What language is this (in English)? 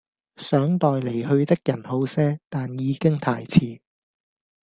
Cantonese